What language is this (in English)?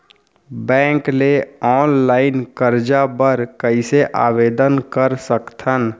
Chhattisgarhi